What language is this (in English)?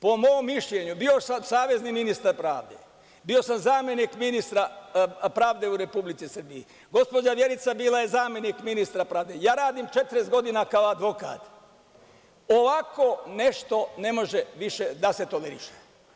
Serbian